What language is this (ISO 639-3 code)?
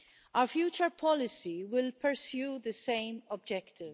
eng